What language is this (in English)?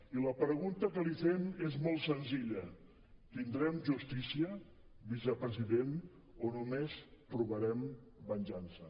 Catalan